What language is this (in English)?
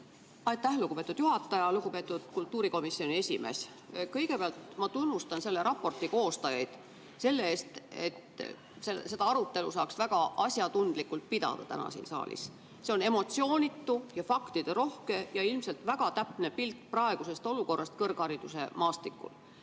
Estonian